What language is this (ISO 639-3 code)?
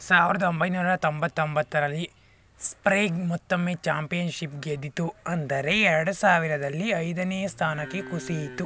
kan